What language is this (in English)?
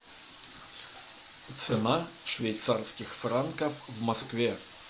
Russian